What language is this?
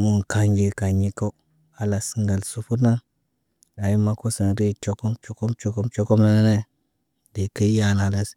Naba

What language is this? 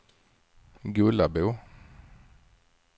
Swedish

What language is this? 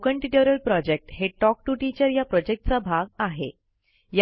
Marathi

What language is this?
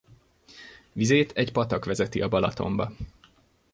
Hungarian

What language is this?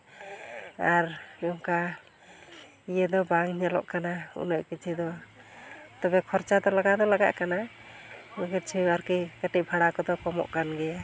Santali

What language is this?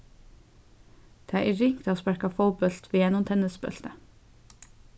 Faroese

